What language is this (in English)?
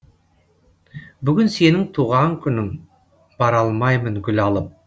Kazakh